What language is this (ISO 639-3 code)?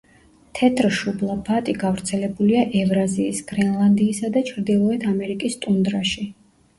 kat